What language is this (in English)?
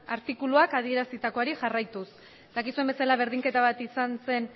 Basque